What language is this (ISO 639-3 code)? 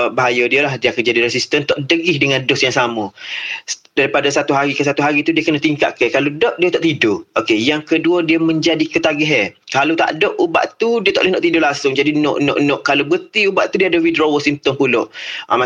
msa